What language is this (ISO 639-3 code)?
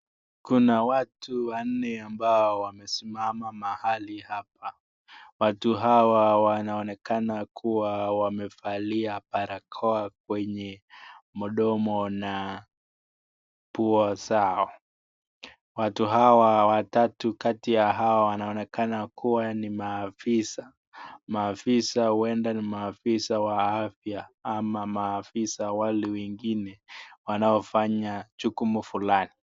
swa